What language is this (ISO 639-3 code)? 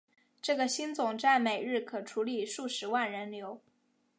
zho